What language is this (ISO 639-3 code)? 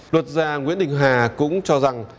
vie